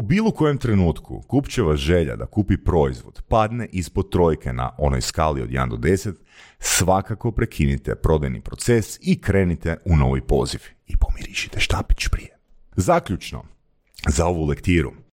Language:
Croatian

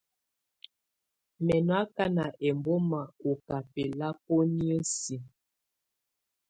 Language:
Tunen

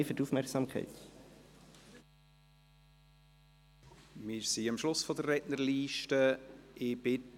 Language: Swiss German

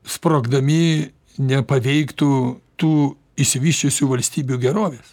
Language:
Lithuanian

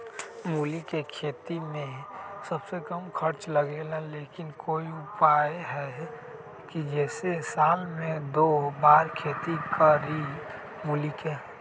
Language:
Magahi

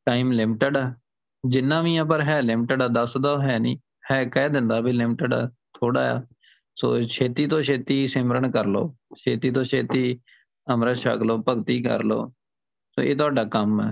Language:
Punjabi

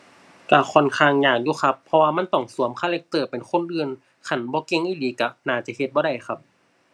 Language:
Thai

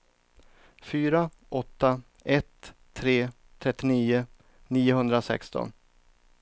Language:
Swedish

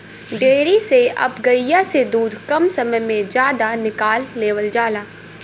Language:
Bhojpuri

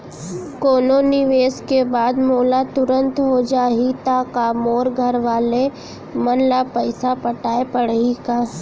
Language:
Chhattisgarhi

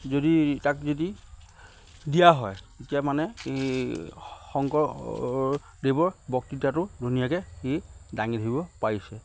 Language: Assamese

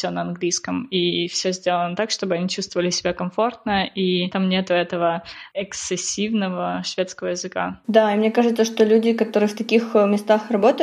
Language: Russian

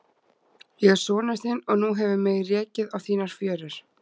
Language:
Icelandic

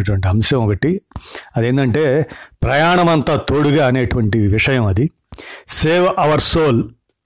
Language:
Telugu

